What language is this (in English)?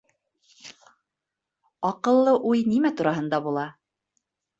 Bashkir